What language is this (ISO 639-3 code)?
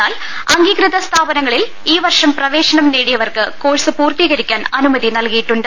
mal